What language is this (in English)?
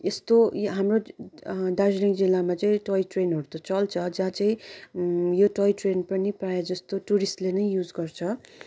Nepali